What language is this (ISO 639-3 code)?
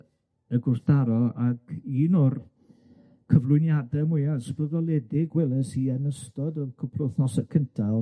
cym